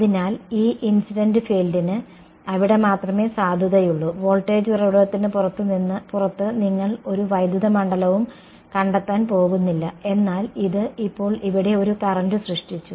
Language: Malayalam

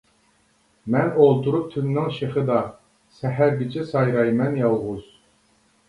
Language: Uyghur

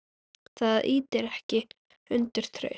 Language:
Icelandic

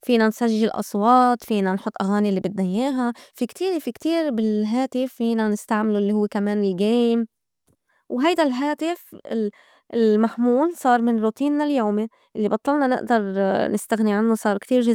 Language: North Levantine Arabic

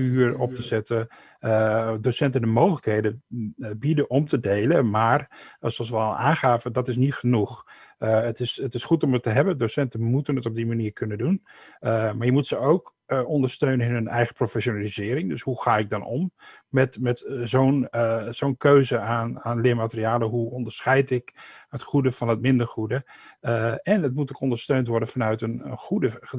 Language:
Dutch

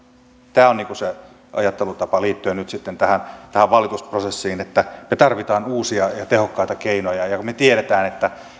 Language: Finnish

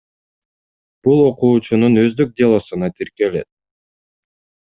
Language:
Kyrgyz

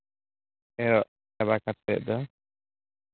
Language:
Santali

